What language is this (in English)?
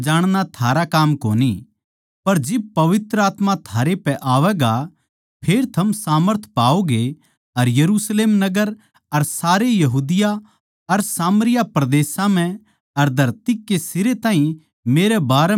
Haryanvi